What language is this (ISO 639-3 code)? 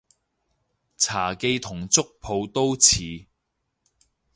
yue